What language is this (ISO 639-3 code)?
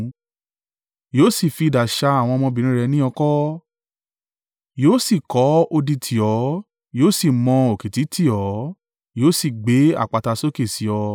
yor